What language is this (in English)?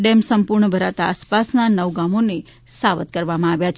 Gujarati